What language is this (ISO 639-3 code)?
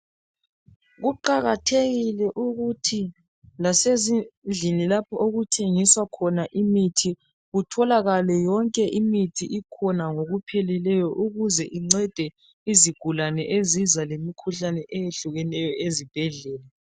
nde